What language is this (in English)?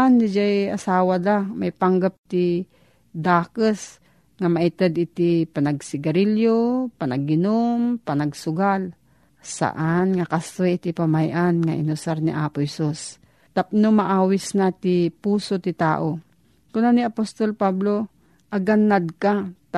Filipino